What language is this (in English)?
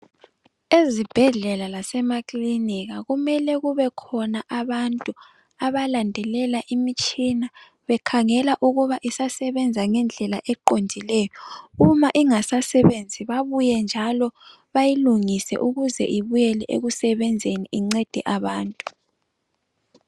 North Ndebele